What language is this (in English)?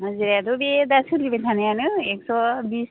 Bodo